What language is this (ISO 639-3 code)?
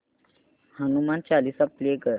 mar